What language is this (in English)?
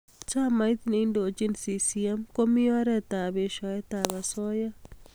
Kalenjin